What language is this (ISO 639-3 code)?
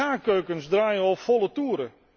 nld